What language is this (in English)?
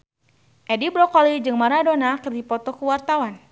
Sundanese